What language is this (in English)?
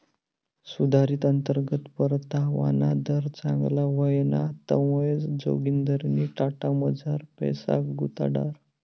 Marathi